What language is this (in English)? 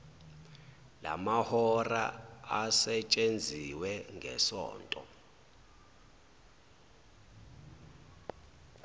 Zulu